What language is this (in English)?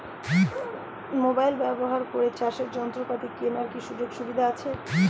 Bangla